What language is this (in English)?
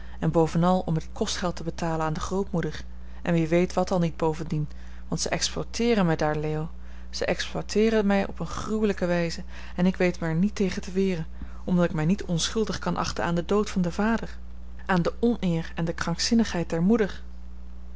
Dutch